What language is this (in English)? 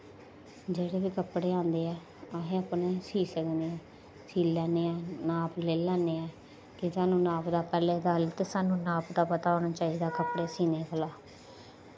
Dogri